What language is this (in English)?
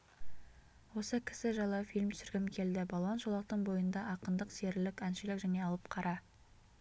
Kazakh